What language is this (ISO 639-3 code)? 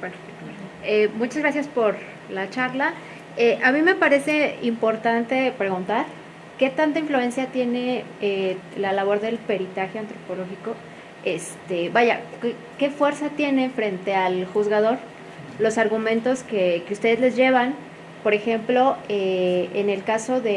spa